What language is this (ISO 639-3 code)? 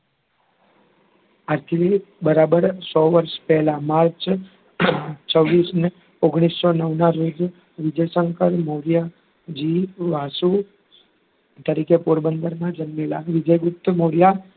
guj